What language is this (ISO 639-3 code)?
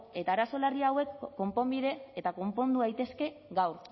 eus